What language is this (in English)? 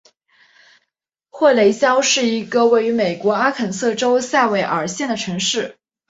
Chinese